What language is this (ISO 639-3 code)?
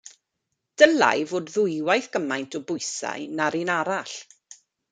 cym